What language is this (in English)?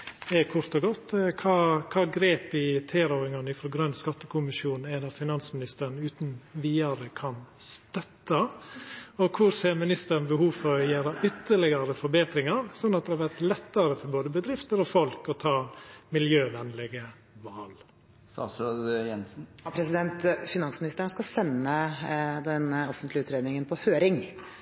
Norwegian